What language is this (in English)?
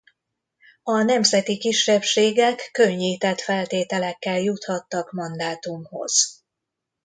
Hungarian